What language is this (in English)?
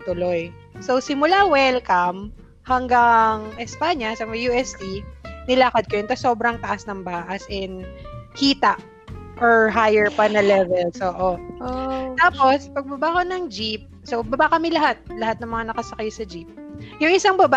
Filipino